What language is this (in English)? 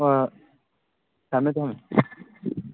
Manipuri